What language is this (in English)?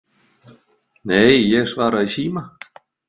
Icelandic